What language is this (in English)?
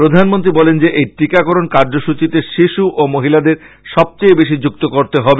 Bangla